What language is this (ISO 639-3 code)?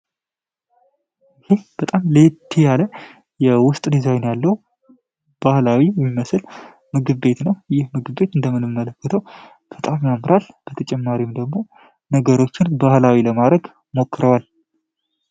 amh